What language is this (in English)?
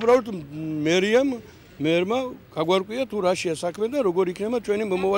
Romanian